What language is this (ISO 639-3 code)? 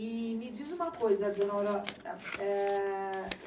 por